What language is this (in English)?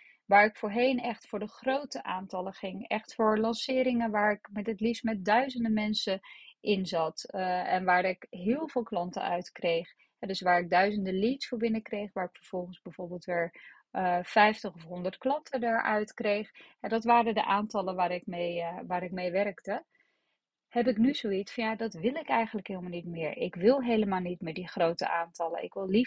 Dutch